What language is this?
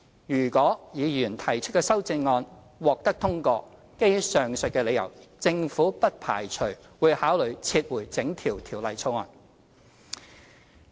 Cantonese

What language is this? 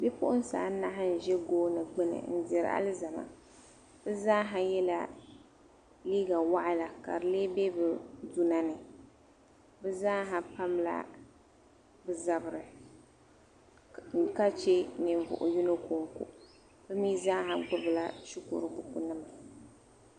Dagbani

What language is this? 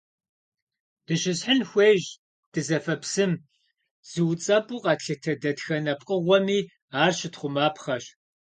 Kabardian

